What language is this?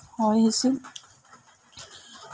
Santali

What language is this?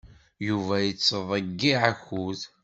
Kabyle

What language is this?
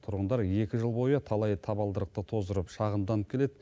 Kazakh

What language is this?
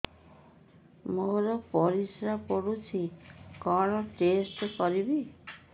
Odia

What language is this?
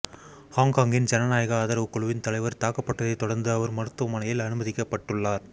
Tamil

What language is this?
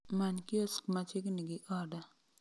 Luo (Kenya and Tanzania)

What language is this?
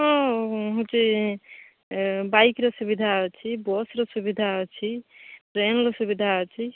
Odia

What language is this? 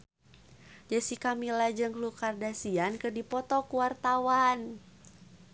Sundanese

